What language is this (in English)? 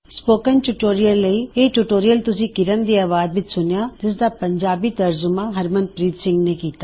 Punjabi